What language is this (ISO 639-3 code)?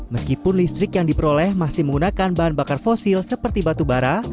ind